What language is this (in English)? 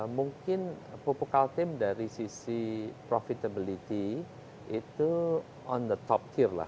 Indonesian